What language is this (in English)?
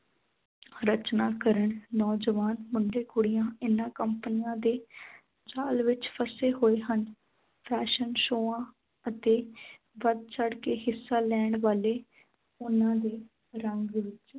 Punjabi